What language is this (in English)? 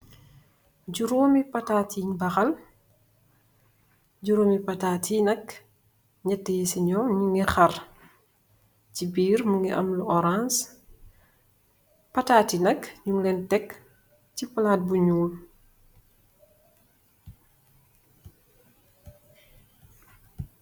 Wolof